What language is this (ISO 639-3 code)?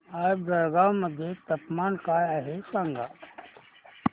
mar